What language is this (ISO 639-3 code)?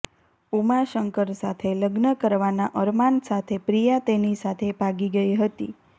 guj